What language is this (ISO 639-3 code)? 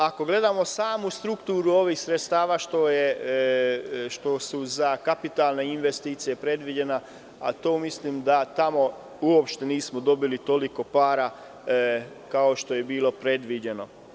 srp